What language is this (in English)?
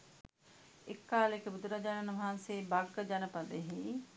Sinhala